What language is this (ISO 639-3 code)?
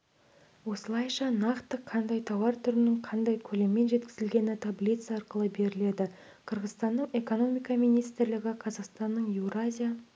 kaz